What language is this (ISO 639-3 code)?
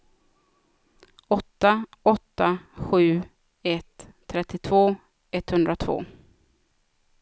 swe